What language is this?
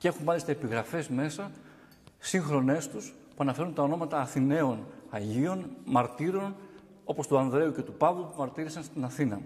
Greek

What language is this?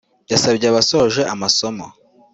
Kinyarwanda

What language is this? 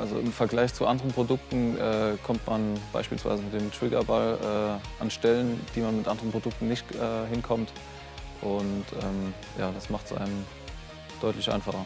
German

